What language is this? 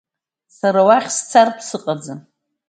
Abkhazian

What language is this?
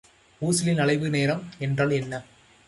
Tamil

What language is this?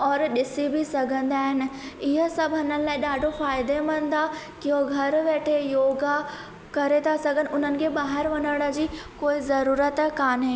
Sindhi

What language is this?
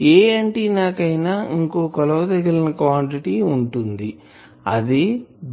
Telugu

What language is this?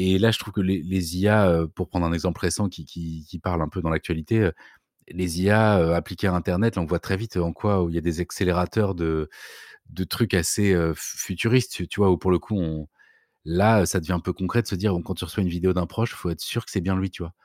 French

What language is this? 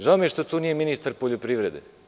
Serbian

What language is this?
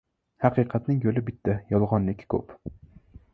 Uzbek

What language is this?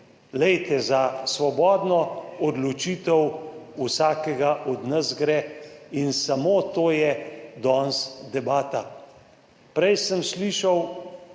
Slovenian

